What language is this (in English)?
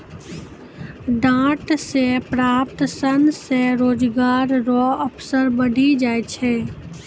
Maithili